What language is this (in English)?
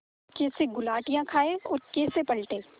Hindi